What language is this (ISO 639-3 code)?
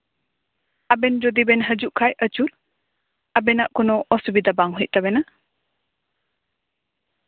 sat